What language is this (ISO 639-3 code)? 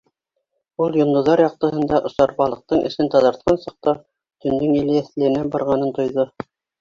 bak